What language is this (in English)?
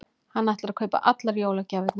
Icelandic